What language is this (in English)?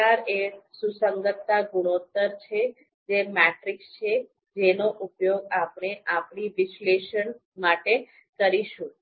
Gujarati